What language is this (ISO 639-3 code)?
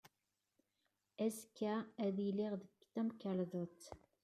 kab